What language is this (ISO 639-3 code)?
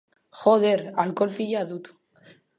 eus